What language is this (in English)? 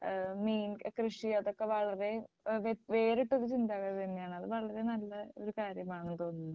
Malayalam